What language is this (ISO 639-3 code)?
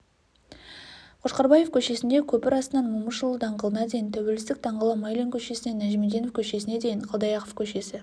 kaz